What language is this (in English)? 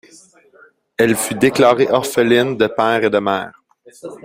French